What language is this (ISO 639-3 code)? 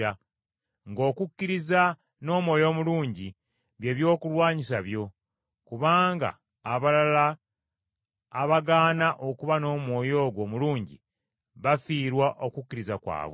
lug